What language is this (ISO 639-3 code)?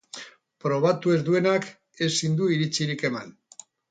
eus